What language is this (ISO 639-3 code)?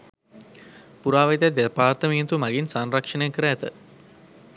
sin